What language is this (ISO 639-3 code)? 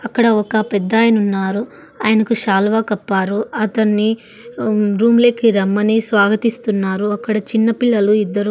tel